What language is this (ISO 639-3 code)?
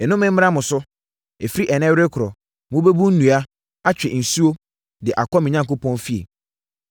aka